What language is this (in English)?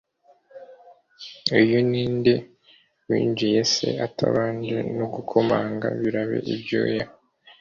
Kinyarwanda